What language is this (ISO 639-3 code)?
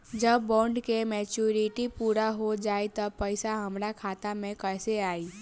bho